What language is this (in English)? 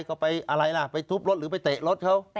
Thai